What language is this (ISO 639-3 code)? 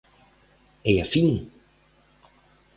glg